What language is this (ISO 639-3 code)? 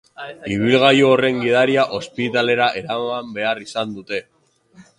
eus